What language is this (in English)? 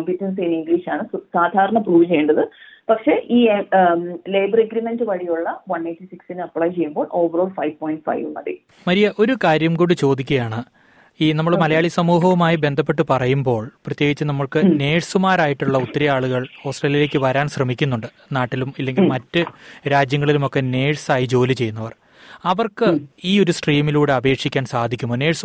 Malayalam